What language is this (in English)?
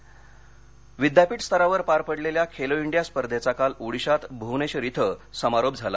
Marathi